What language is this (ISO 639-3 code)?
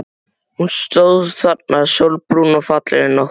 isl